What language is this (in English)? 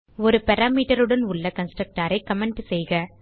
Tamil